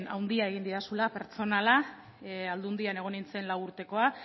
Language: Basque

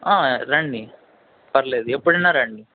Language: Telugu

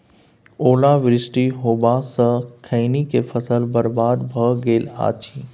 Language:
Maithili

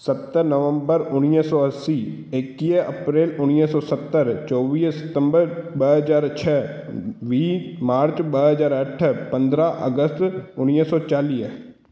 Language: Sindhi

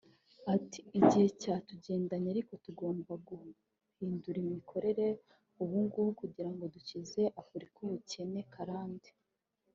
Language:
Kinyarwanda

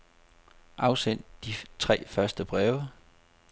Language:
Danish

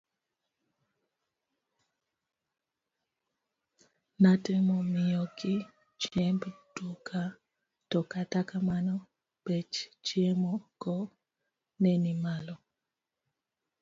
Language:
Luo (Kenya and Tanzania)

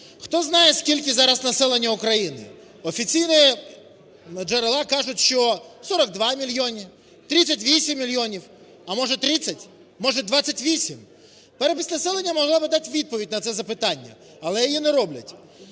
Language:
Ukrainian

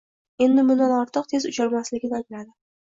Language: Uzbek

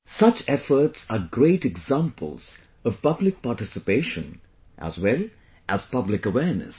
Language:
English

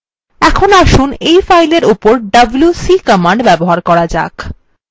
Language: Bangla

